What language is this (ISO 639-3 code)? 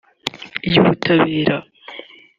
kin